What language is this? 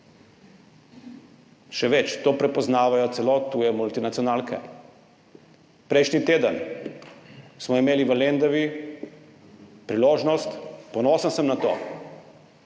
Slovenian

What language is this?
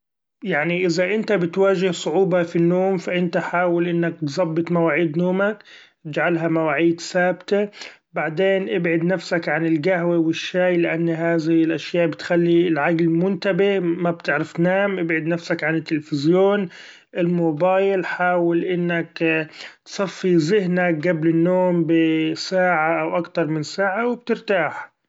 Gulf Arabic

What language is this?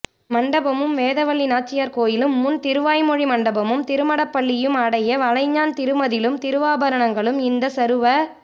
Tamil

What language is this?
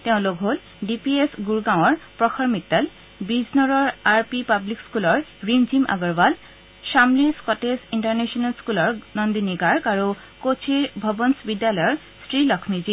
Assamese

